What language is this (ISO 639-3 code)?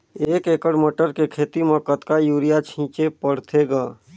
hne